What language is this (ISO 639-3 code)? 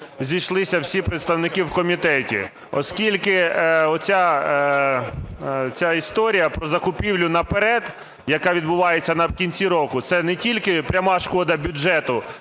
ukr